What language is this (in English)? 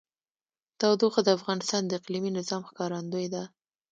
Pashto